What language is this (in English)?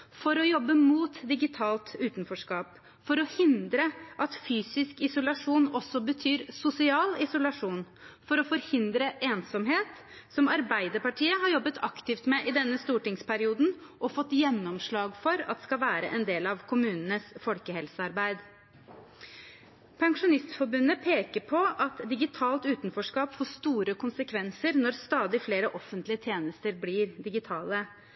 Norwegian Bokmål